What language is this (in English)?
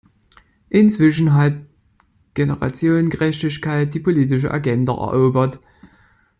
German